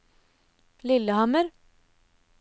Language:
Norwegian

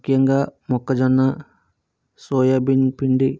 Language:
Telugu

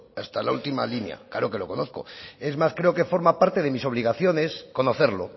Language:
Spanish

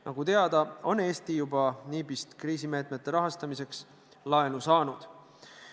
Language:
Estonian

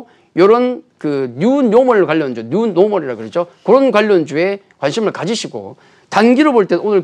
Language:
Korean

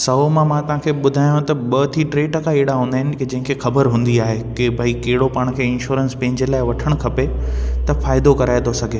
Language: Sindhi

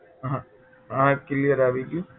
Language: Gujarati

